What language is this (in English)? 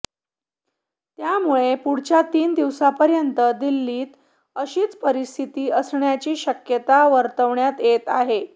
Marathi